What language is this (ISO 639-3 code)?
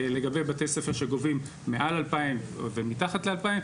heb